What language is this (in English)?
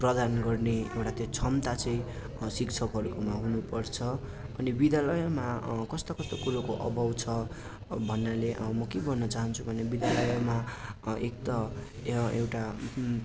Nepali